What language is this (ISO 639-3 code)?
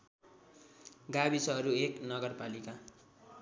nep